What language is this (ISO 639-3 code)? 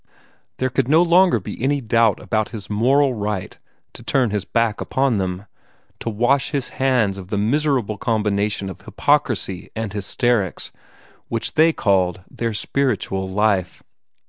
eng